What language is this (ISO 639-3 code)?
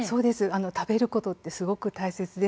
jpn